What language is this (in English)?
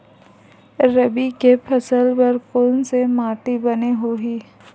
Chhattisgarhi